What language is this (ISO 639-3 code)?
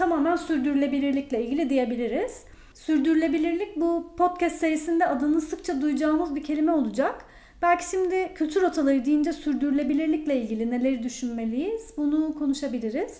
tur